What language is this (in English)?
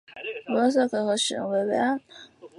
Chinese